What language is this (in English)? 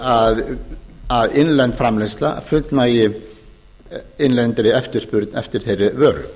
Icelandic